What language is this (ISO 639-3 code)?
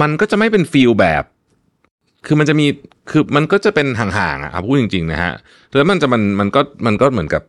tha